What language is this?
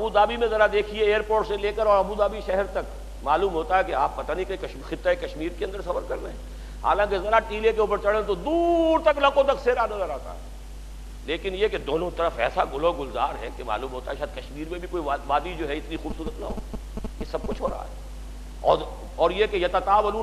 Urdu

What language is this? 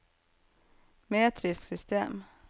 Norwegian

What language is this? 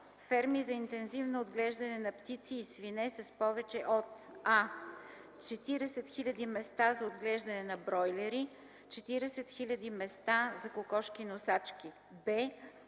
Bulgarian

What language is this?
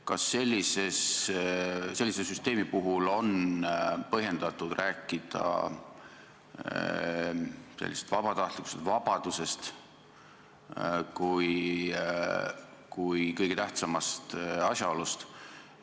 Estonian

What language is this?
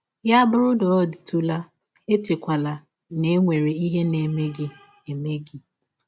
Igbo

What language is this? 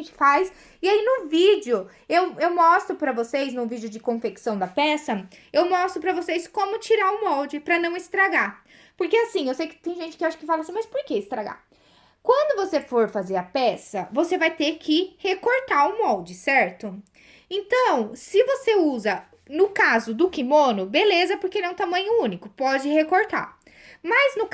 Portuguese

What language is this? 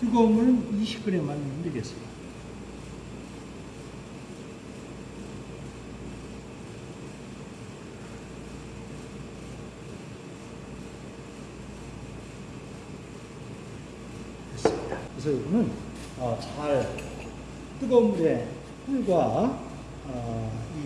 Korean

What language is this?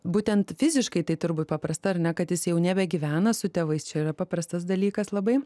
Lithuanian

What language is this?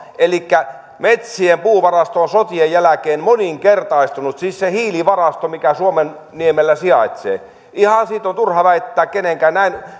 Finnish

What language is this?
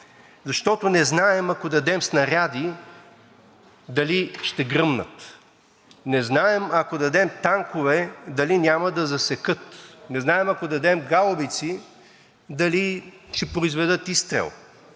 Bulgarian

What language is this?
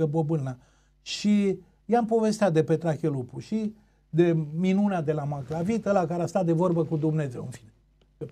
Romanian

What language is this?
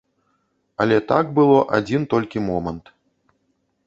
Belarusian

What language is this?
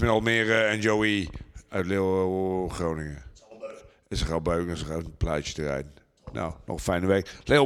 Dutch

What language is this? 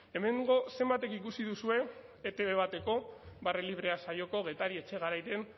Basque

